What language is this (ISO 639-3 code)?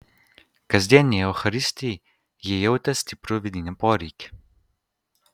lit